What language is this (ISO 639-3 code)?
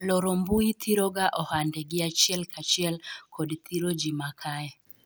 luo